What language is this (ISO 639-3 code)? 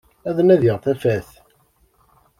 kab